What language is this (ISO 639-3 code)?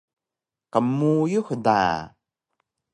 trv